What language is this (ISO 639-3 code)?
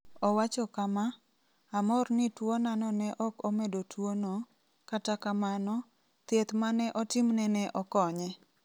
luo